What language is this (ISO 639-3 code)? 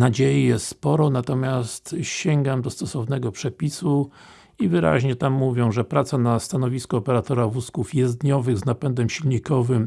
pol